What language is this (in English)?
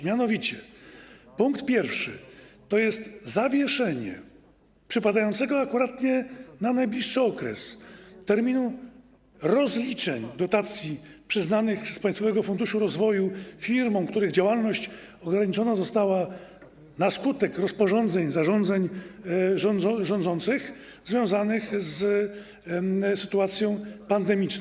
Polish